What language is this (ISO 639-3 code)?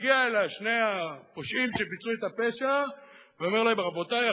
heb